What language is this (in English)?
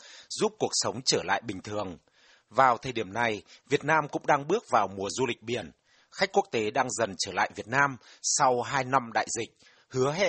Vietnamese